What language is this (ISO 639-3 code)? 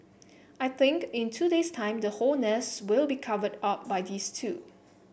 eng